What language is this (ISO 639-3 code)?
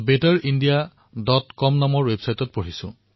asm